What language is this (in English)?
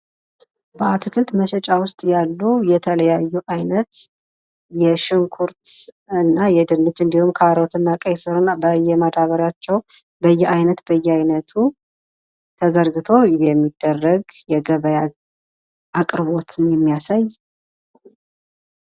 Amharic